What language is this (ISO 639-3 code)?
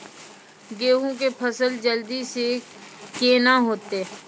mai